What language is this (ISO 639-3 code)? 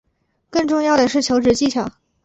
zho